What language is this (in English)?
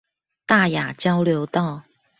Chinese